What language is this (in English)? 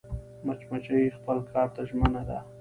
Pashto